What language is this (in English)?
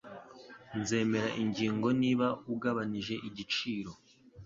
Kinyarwanda